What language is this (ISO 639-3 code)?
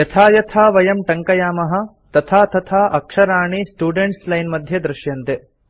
san